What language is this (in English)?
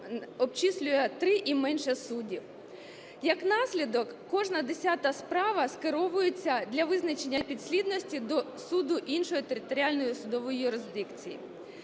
Ukrainian